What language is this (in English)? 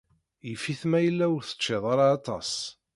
Kabyle